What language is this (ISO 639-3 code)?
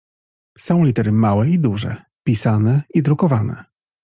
pol